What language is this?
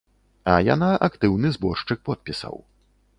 Belarusian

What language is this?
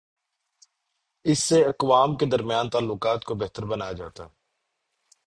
Urdu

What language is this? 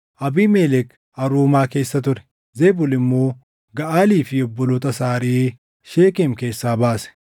Oromo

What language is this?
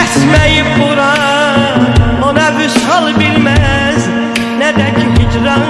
Turkish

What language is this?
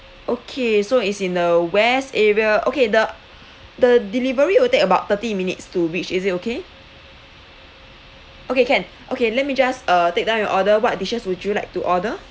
English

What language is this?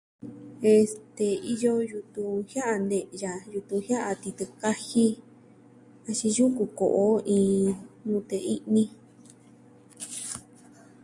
Southwestern Tlaxiaco Mixtec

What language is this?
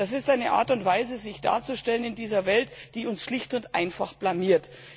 German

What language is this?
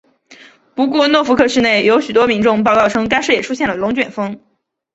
Chinese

